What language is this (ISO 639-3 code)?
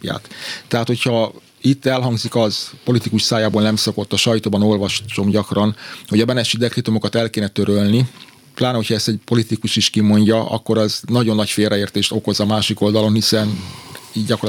hun